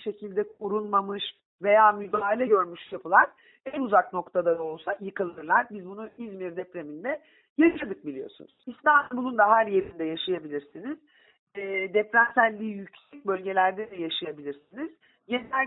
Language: Turkish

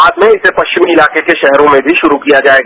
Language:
Hindi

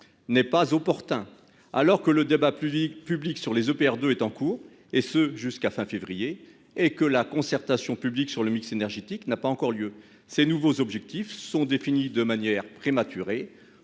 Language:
French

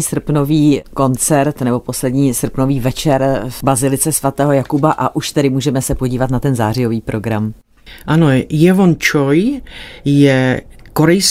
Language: Czech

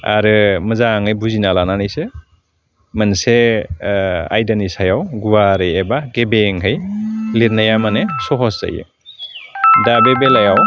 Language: Bodo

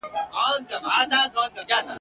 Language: Pashto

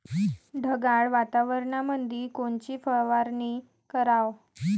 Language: Marathi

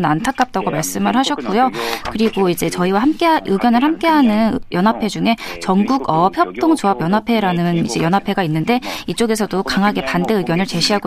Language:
Korean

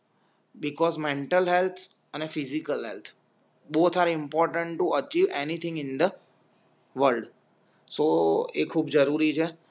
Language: Gujarati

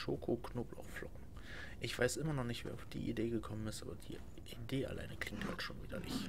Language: German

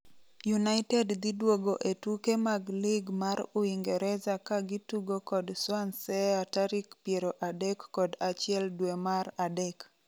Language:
Luo (Kenya and Tanzania)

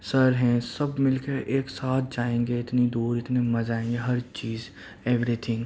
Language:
Urdu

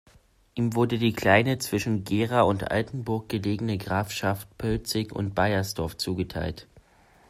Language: German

